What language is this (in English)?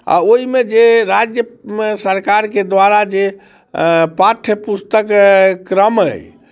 Maithili